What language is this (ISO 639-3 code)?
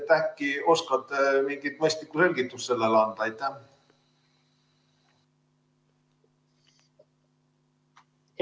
est